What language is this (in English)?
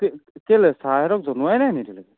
Assamese